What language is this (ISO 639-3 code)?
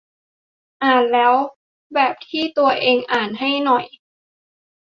tha